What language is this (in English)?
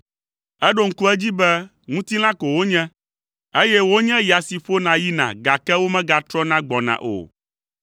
Ewe